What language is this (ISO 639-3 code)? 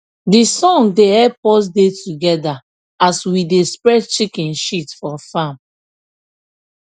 pcm